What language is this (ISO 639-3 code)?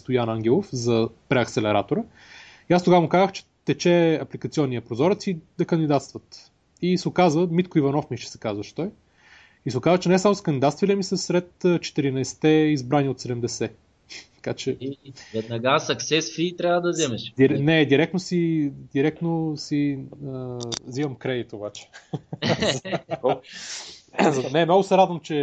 bul